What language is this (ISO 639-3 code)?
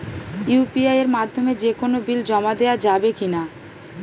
ben